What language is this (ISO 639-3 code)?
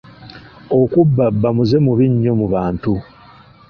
lug